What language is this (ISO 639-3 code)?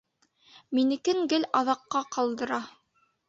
bak